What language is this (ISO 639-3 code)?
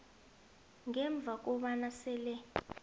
nbl